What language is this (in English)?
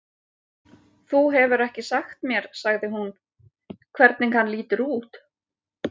Icelandic